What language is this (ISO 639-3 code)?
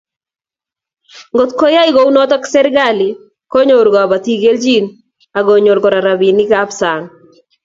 kln